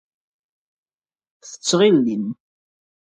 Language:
Kabyle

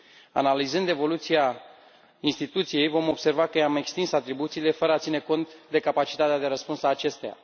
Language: Romanian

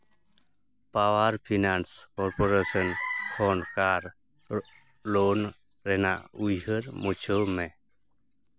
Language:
Santali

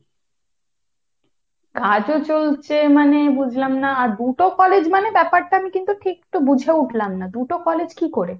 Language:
Bangla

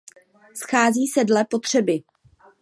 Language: Czech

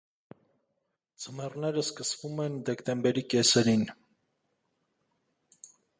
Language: Armenian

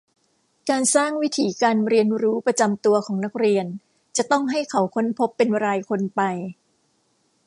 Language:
Thai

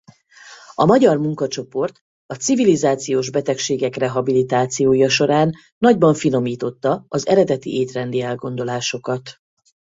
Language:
Hungarian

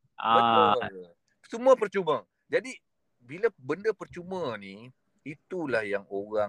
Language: Malay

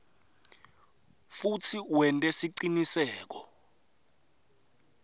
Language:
Swati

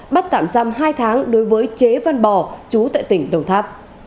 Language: Vietnamese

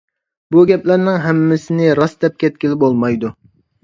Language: Uyghur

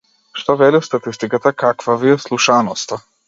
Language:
Macedonian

